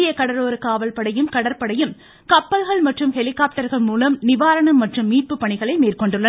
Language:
Tamil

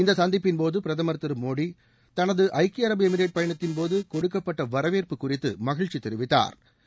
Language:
Tamil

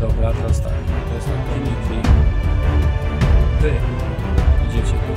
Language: Polish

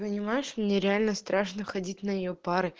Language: Russian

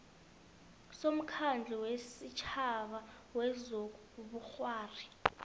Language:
South Ndebele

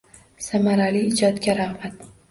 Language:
Uzbek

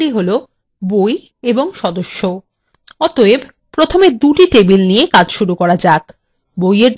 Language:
Bangla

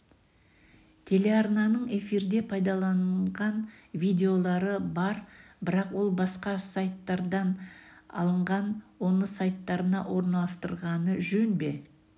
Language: Kazakh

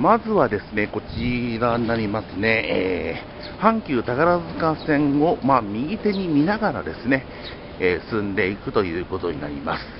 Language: Japanese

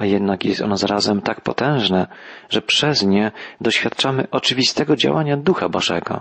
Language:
Polish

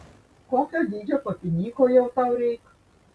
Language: Lithuanian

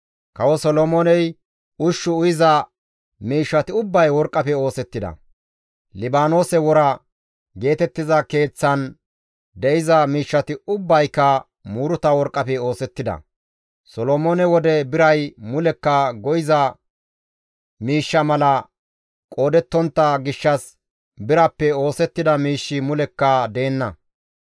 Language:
Gamo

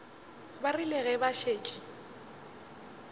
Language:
Northern Sotho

